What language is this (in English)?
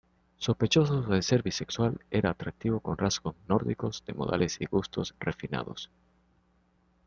Spanish